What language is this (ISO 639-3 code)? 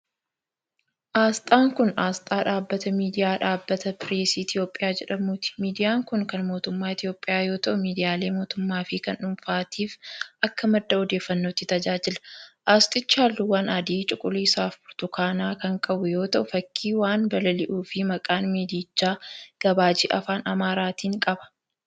orm